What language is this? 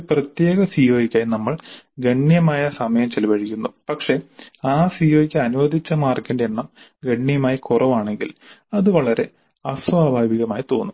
Malayalam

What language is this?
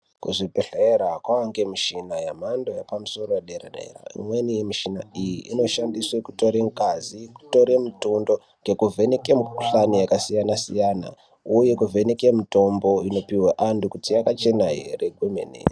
Ndau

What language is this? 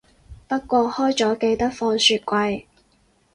Cantonese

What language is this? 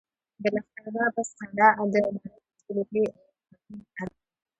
Pashto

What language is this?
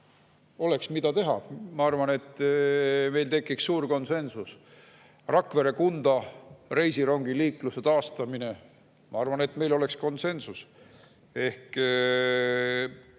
Estonian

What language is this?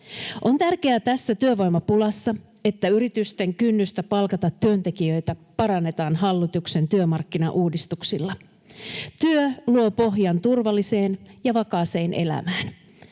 Finnish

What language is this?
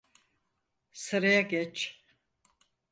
Turkish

